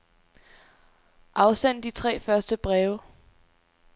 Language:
Danish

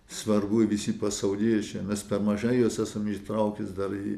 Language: Lithuanian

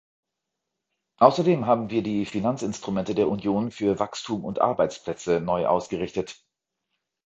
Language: German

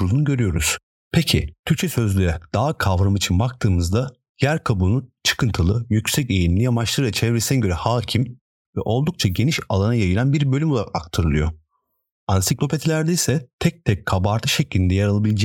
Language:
Turkish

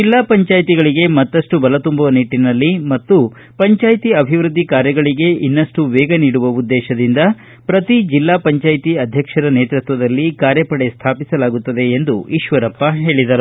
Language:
Kannada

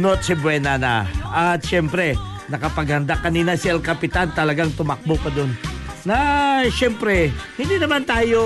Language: Filipino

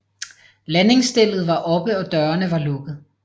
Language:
Danish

